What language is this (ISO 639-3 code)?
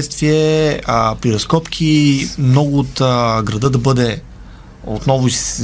bul